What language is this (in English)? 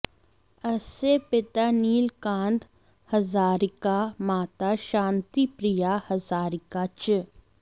Sanskrit